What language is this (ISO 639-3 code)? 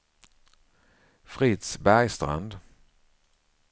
swe